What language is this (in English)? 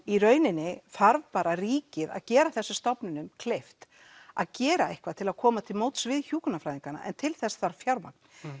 Icelandic